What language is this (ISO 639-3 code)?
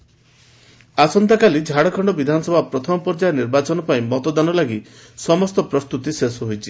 ori